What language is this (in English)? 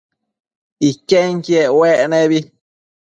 Matsés